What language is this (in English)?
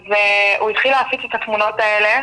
Hebrew